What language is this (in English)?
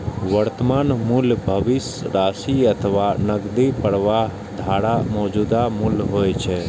Maithili